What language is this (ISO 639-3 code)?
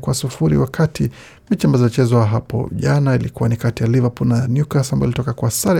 swa